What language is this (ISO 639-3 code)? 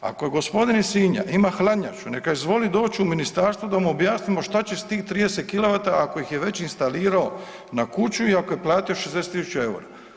hrv